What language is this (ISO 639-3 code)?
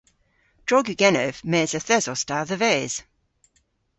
cor